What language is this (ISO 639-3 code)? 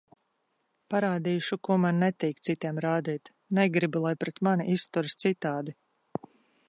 lav